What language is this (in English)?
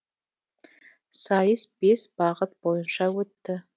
Kazakh